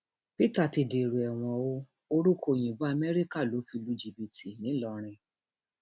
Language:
Yoruba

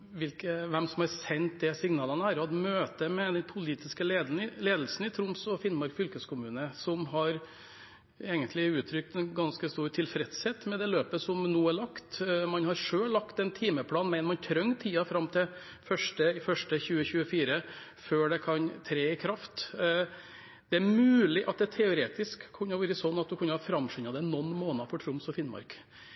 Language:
Norwegian Bokmål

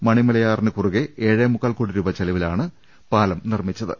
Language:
Malayalam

